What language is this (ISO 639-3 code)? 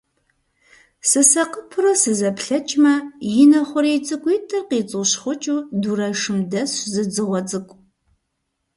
kbd